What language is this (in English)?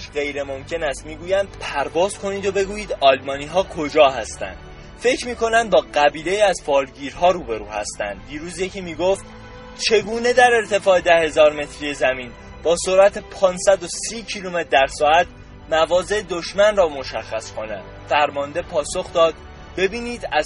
Persian